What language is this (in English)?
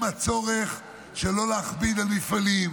Hebrew